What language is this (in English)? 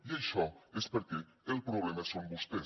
Catalan